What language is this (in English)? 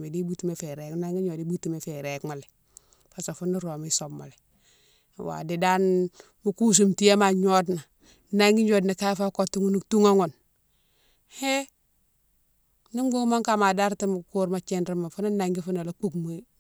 Mansoanka